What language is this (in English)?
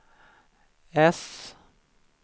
Swedish